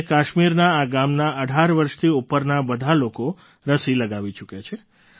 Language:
Gujarati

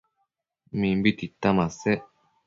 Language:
Matsés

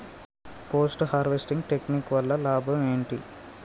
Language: Telugu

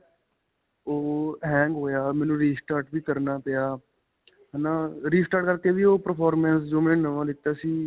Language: Punjabi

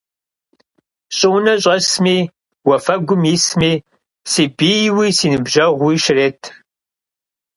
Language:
Kabardian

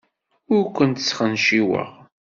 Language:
Kabyle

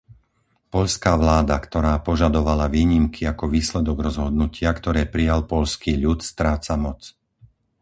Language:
Slovak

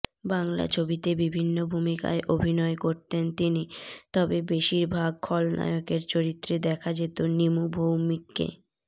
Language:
Bangla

